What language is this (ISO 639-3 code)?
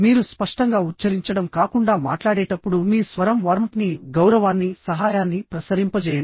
tel